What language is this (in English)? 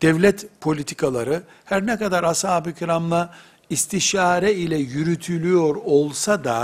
Turkish